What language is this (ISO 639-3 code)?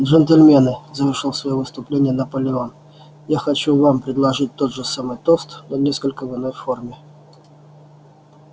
rus